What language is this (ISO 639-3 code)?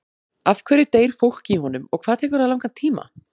isl